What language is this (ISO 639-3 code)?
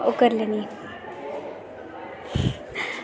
doi